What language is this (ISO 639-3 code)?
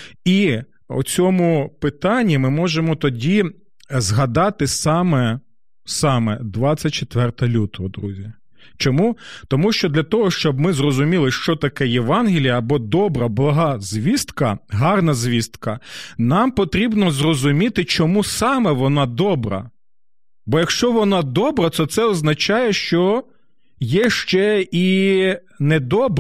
ukr